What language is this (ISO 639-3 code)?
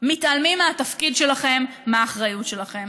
heb